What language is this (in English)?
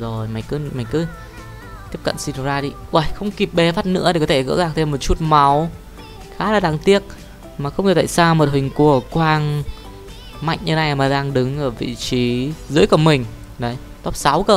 Vietnamese